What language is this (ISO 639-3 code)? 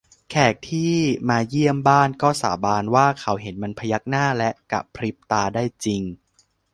tha